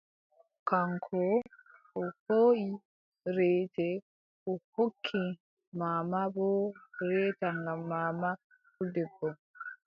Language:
Adamawa Fulfulde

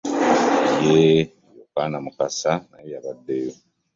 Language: Ganda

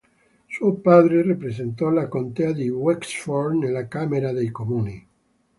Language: Italian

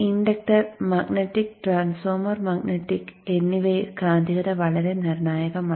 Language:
Malayalam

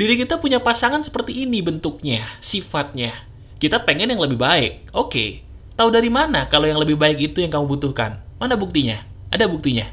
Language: Indonesian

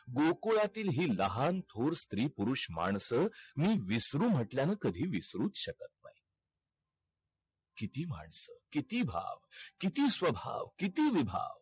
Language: Marathi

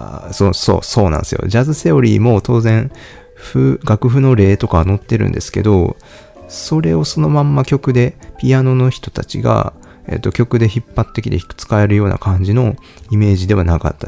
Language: Japanese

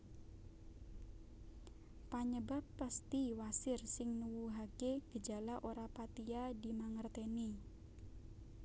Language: Javanese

